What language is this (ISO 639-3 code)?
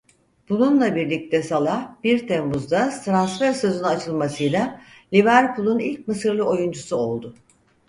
tur